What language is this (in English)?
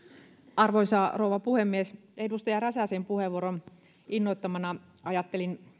Finnish